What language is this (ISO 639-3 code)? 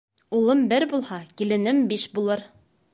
bak